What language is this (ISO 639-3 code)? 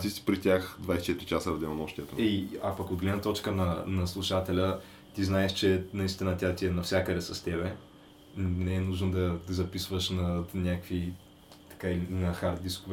bul